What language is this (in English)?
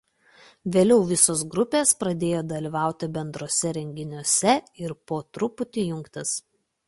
Lithuanian